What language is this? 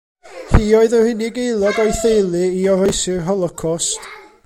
Welsh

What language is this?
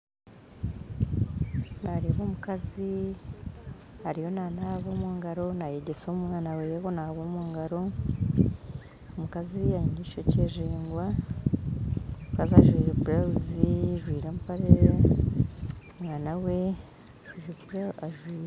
Nyankole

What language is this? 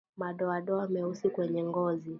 Swahili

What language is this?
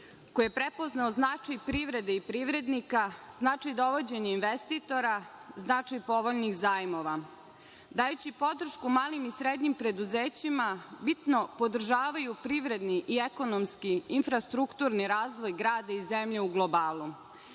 Serbian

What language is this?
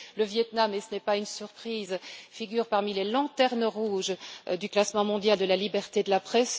French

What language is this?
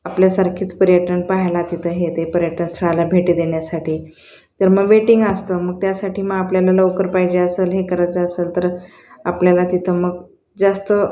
Marathi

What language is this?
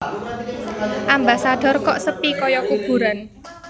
Javanese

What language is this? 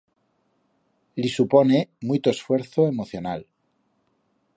Aragonese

